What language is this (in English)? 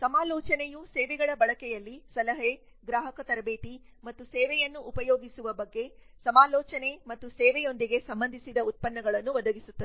Kannada